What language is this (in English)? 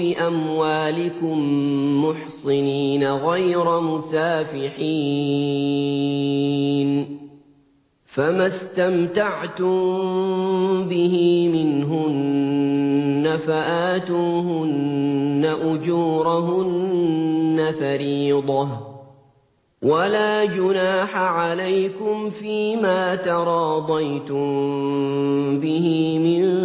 Arabic